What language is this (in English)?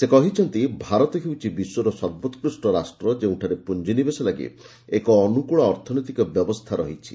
Odia